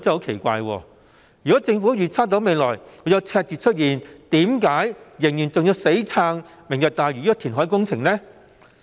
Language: Cantonese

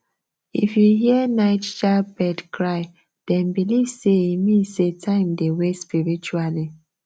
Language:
Nigerian Pidgin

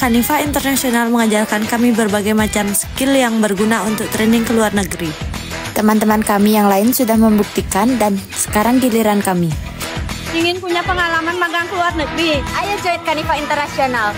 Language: Indonesian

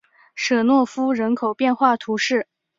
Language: Chinese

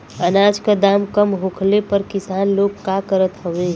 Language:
Bhojpuri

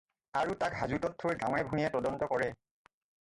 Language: Assamese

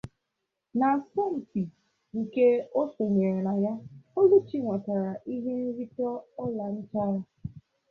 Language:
Igbo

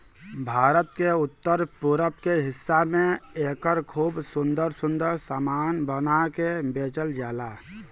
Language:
Bhojpuri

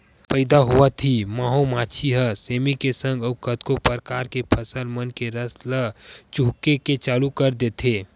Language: Chhattisgarhi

